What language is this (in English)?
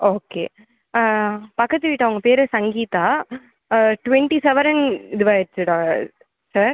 Tamil